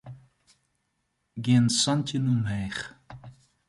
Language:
Western Frisian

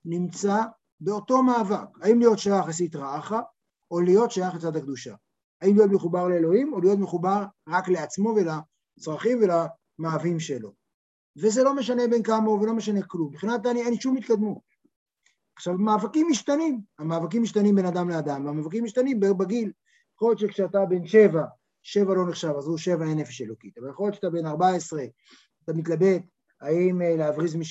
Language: Hebrew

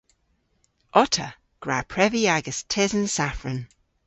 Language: Cornish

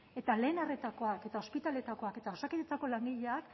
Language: Basque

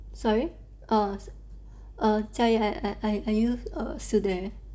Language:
English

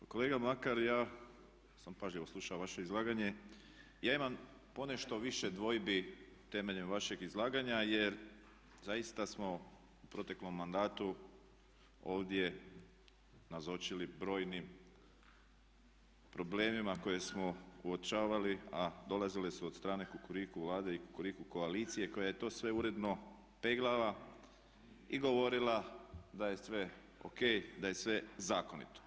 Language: Croatian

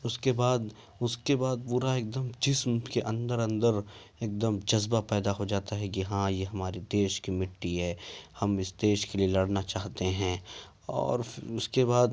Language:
Urdu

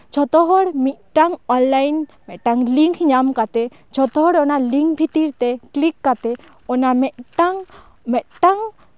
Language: Santali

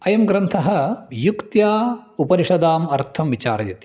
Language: Sanskrit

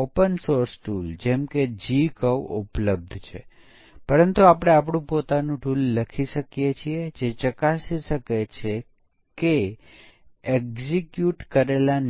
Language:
Gujarati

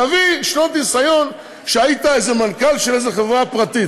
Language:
Hebrew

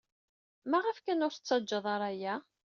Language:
Kabyle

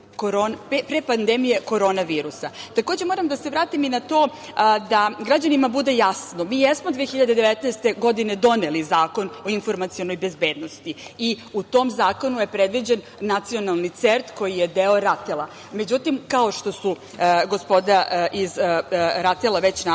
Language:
Serbian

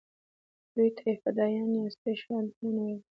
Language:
Pashto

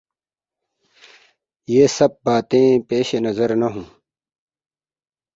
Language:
Urdu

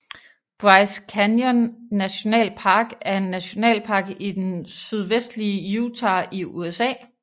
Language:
Danish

